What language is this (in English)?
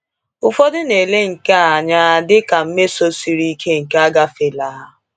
Igbo